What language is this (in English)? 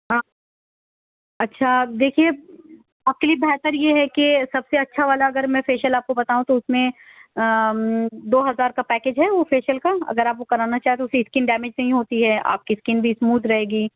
Urdu